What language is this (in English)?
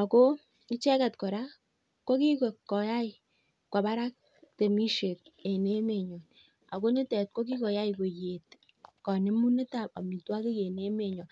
Kalenjin